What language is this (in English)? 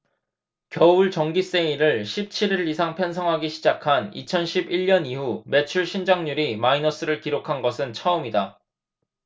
Korean